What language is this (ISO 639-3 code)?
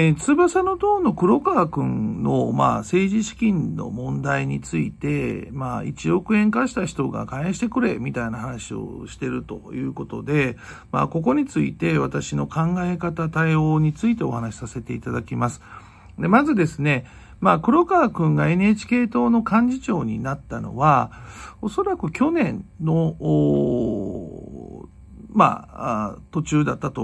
jpn